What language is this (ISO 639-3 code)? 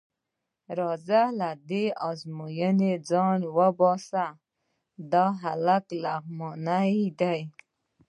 pus